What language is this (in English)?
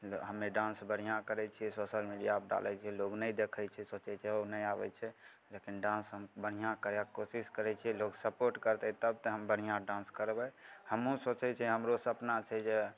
Maithili